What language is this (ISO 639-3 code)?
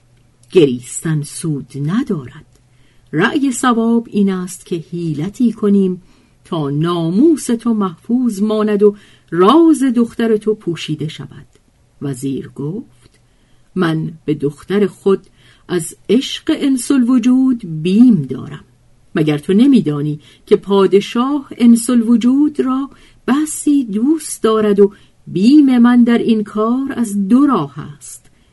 fas